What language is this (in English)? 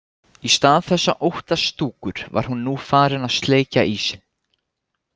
Icelandic